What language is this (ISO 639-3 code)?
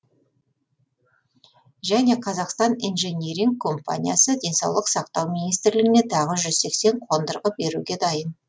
kaz